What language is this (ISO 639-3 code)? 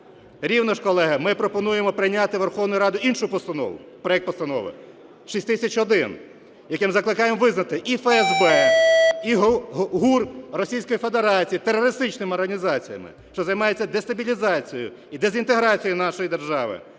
ukr